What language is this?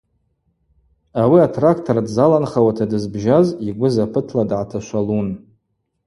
Abaza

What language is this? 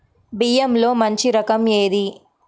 Telugu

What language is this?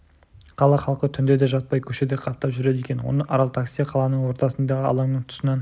Kazakh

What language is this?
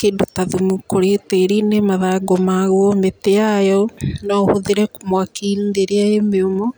Kikuyu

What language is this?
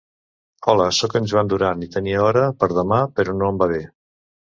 Catalan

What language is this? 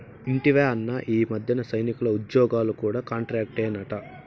Telugu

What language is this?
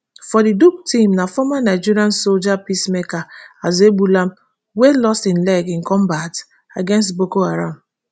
Nigerian Pidgin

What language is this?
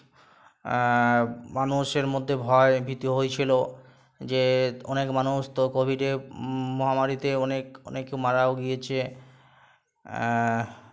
Bangla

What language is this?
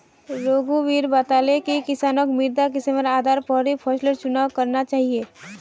Magahi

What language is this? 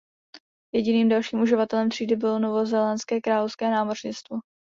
Czech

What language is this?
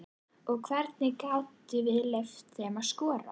Icelandic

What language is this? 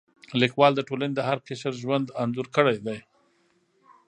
Pashto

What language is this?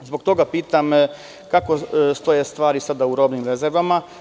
Serbian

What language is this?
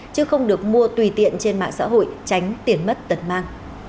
Vietnamese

